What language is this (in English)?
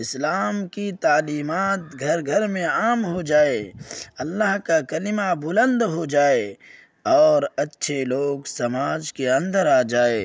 Urdu